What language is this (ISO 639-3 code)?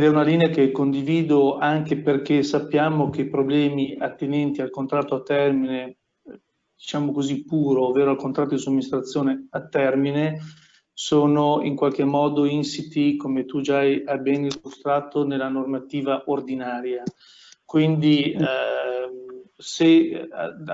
ita